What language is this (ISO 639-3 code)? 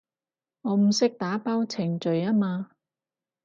yue